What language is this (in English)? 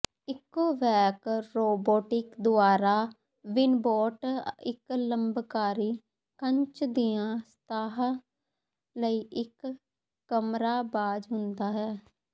Punjabi